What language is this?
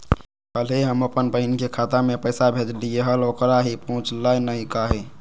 Magahi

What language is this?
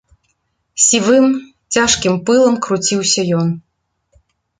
Belarusian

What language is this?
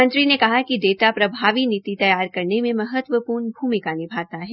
Hindi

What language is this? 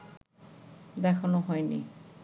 Bangla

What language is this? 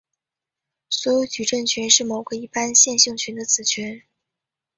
Chinese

